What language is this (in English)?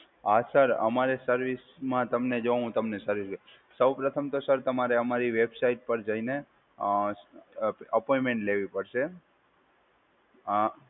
Gujarati